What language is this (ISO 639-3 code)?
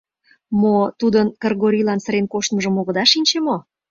chm